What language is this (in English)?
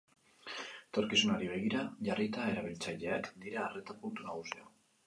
Basque